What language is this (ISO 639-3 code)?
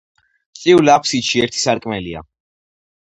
kat